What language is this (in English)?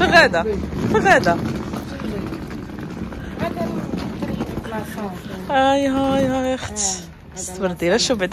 Arabic